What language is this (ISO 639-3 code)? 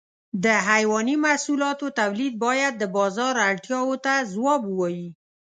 pus